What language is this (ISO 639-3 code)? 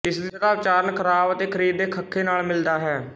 pan